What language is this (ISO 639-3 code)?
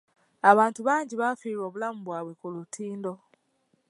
lug